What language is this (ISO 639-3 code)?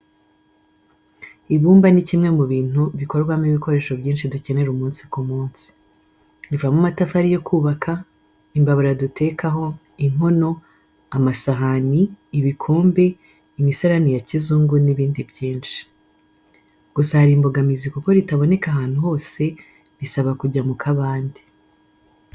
kin